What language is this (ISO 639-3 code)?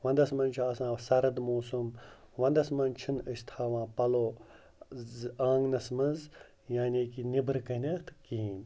kas